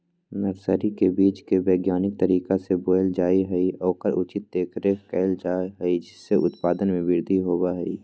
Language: Magahi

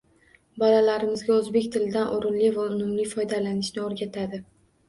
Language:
Uzbek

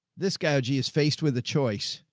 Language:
English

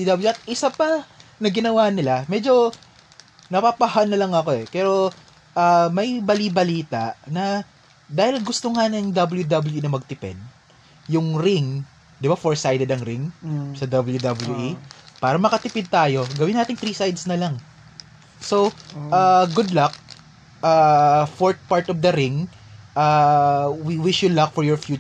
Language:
Filipino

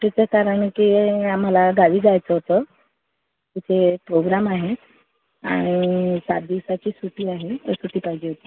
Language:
Marathi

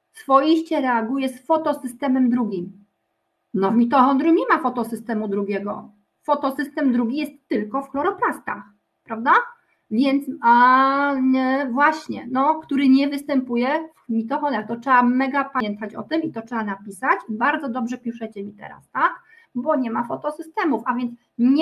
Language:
Polish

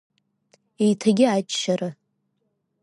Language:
Abkhazian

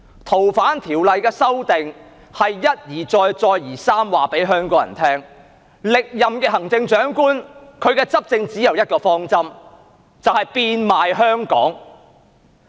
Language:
Cantonese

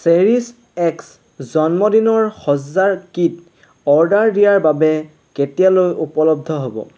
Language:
Assamese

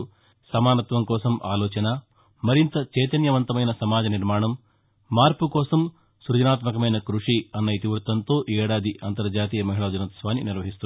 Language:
Telugu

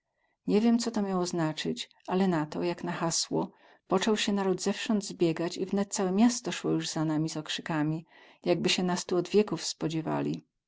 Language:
Polish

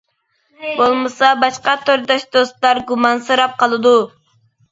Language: Uyghur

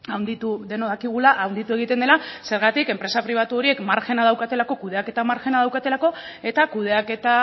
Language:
Basque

